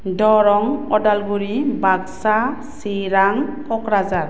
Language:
Bodo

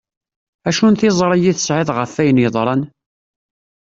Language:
Kabyle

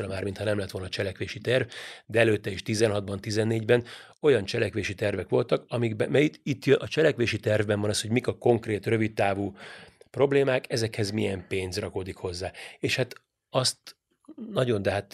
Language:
Hungarian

